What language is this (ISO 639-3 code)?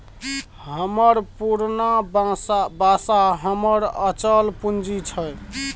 mai